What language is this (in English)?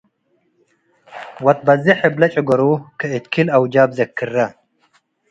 Tigre